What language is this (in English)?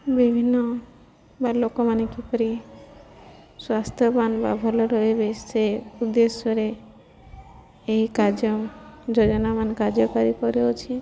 Odia